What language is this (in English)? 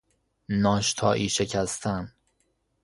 Persian